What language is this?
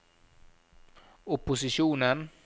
Norwegian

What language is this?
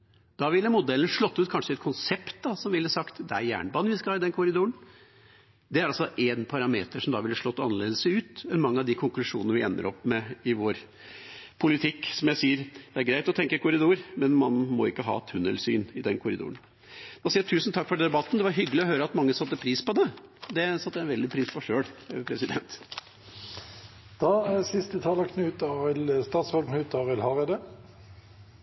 Norwegian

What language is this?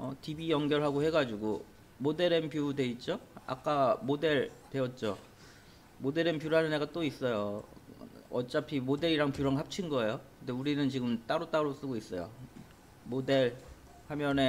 Korean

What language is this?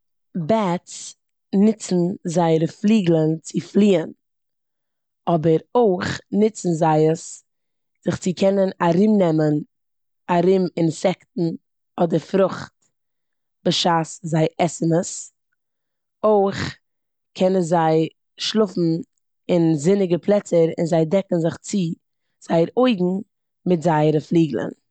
Yiddish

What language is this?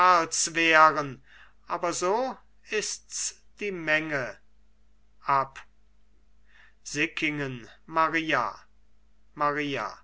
German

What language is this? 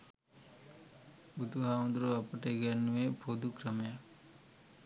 Sinhala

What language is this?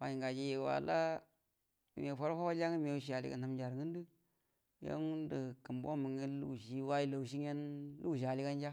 Buduma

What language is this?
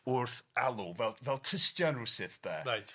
Welsh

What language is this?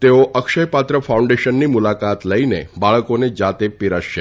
Gujarati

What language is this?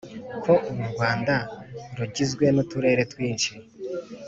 Kinyarwanda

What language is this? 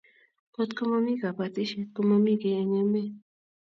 Kalenjin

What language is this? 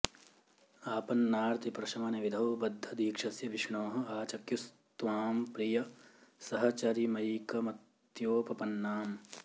Sanskrit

